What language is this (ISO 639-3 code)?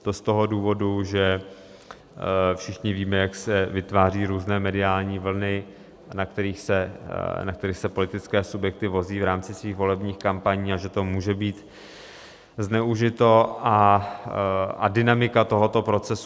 ces